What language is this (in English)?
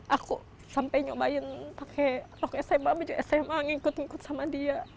Indonesian